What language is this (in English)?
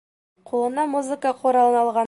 Bashkir